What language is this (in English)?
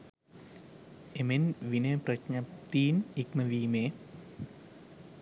Sinhala